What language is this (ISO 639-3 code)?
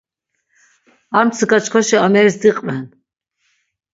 lzz